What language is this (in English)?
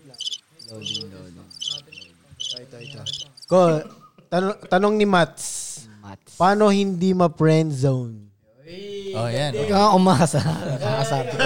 Filipino